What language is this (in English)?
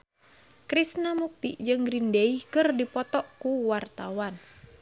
Sundanese